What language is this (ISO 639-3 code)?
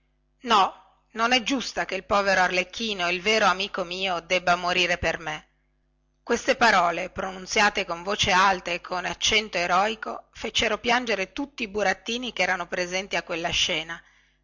ita